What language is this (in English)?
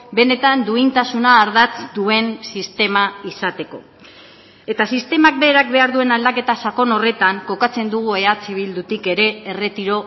Basque